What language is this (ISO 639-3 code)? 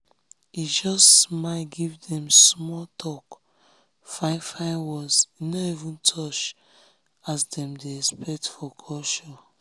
pcm